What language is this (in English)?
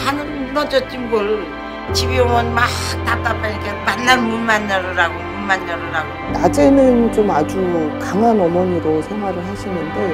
Korean